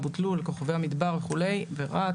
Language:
Hebrew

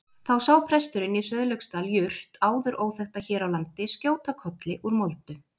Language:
Icelandic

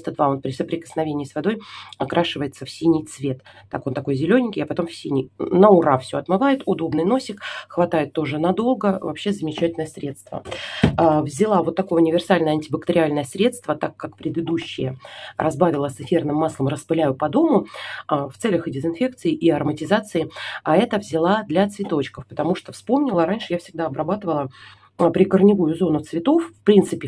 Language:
Russian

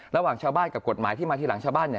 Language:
Thai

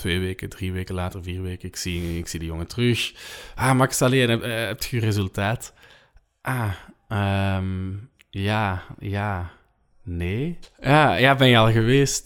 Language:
Dutch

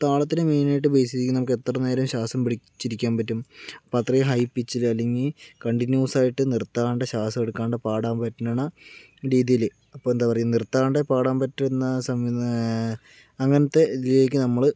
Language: Malayalam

